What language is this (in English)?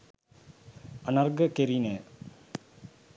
Sinhala